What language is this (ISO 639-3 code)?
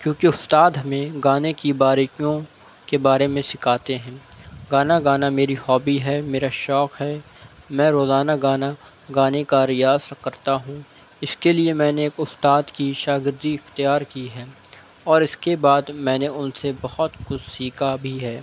urd